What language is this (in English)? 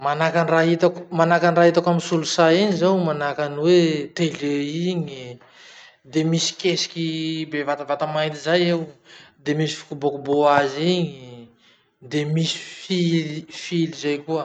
Masikoro Malagasy